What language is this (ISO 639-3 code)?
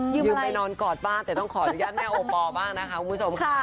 tha